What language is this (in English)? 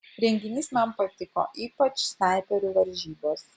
Lithuanian